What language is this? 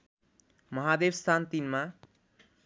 Nepali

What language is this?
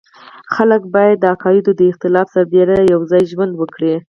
Pashto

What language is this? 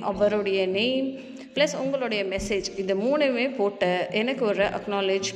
Tamil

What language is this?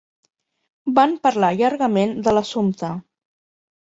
Catalan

